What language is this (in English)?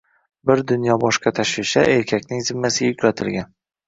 Uzbek